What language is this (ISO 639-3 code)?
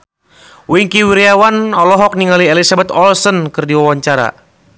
sun